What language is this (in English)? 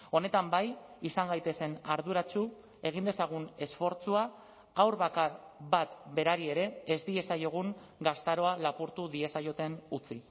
Basque